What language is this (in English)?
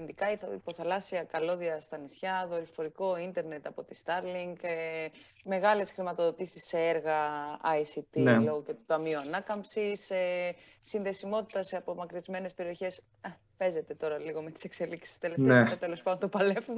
Greek